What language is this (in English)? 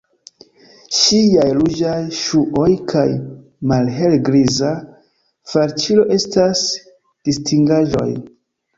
Esperanto